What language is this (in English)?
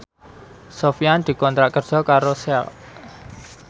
Javanese